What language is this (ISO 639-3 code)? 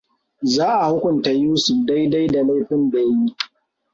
hau